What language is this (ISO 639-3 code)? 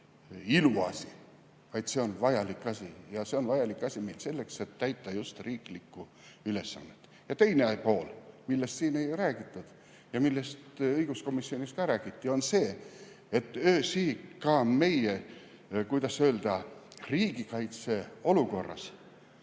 est